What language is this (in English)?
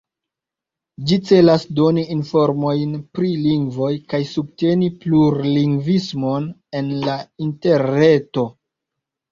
Esperanto